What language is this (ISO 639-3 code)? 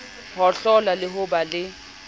sot